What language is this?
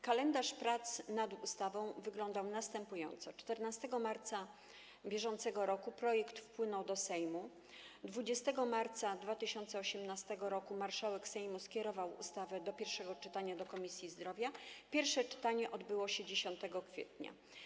Polish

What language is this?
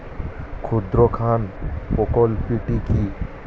Bangla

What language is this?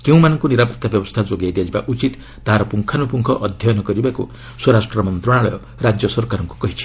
Odia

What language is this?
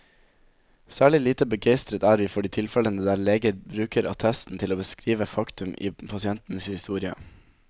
Norwegian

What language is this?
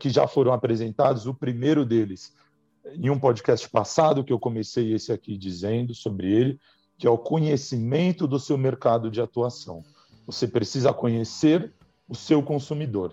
Portuguese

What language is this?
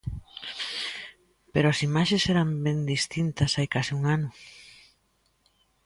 Galician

